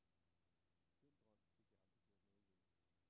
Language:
Danish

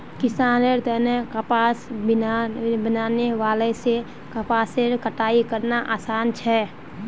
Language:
Magahi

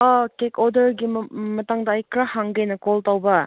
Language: Manipuri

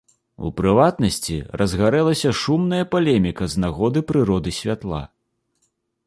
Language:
Belarusian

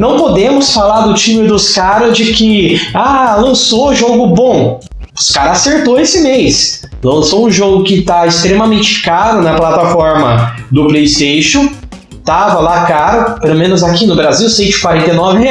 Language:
Portuguese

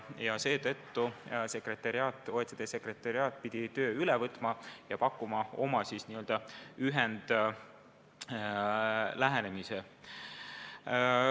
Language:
Estonian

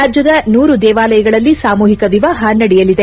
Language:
Kannada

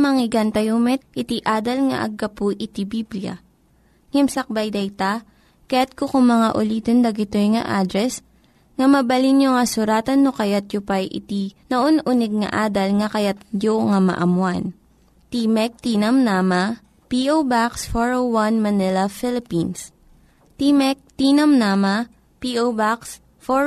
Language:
Filipino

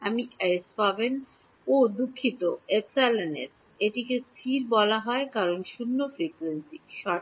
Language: Bangla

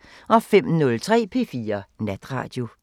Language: Danish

